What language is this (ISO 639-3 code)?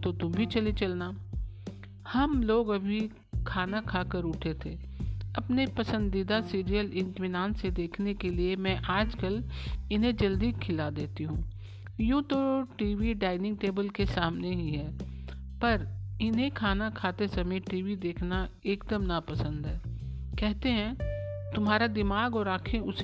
hin